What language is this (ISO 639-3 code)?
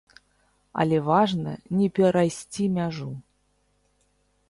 bel